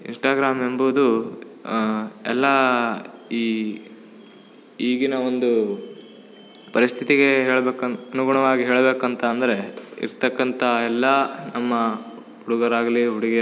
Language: Kannada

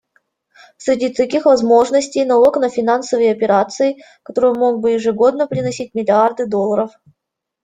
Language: Russian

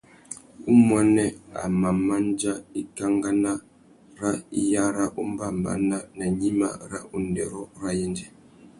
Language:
Tuki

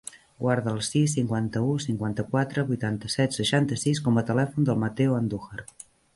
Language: Catalan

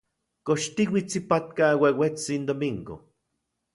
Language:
Central Puebla Nahuatl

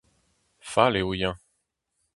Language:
Breton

